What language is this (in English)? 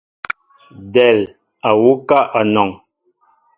Mbo (Cameroon)